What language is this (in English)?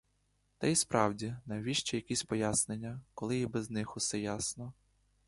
Ukrainian